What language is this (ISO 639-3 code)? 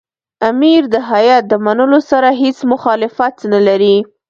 pus